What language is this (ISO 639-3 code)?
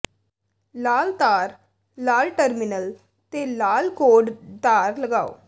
pan